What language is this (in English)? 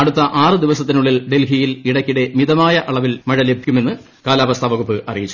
Malayalam